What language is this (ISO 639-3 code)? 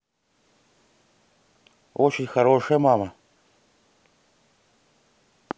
rus